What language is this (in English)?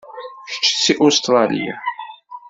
Kabyle